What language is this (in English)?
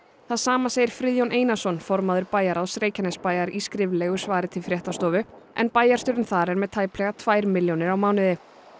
Icelandic